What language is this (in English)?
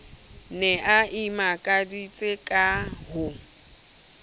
Southern Sotho